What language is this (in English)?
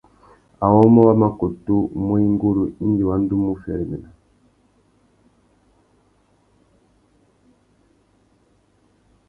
Tuki